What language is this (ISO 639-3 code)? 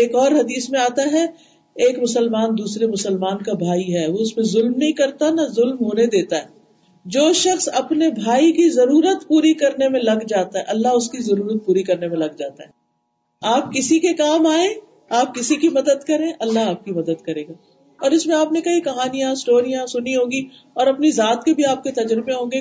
urd